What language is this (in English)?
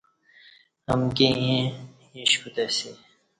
Kati